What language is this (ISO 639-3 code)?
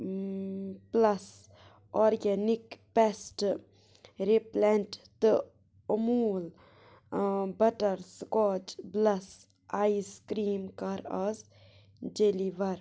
kas